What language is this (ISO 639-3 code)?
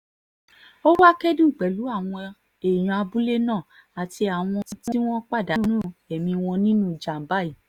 yor